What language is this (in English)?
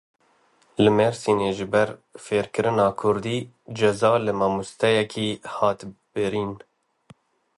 Kurdish